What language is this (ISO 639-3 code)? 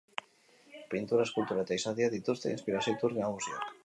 eus